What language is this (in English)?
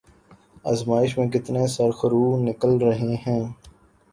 Urdu